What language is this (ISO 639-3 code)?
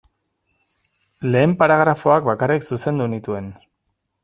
eus